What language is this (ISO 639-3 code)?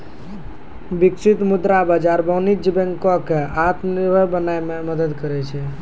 mai